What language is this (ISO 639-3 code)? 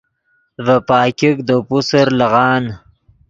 ydg